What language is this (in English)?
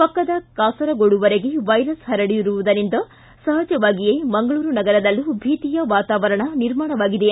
Kannada